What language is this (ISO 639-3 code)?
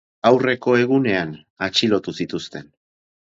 eus